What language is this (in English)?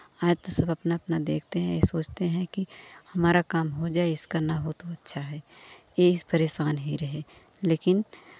Hindi